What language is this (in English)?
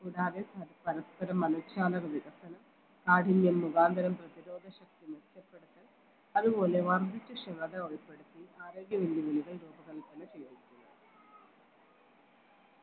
Malayalam